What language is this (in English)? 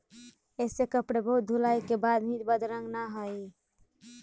Magahi